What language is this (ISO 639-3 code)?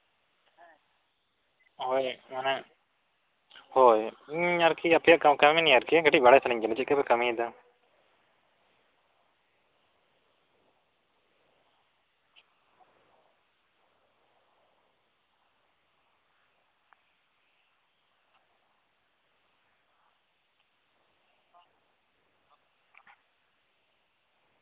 sat